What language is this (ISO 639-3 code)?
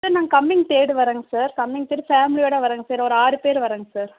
tam